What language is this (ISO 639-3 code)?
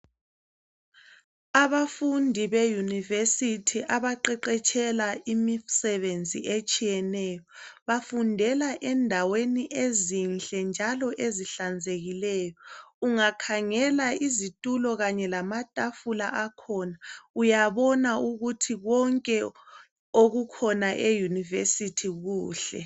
nde